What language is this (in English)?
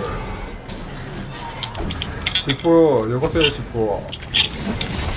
Japanese